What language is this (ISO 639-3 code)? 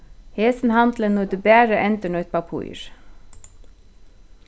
fao